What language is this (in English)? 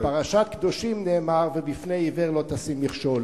Hebrew